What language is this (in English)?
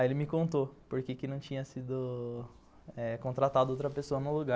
Portuguese